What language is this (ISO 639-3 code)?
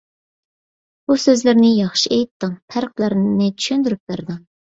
uig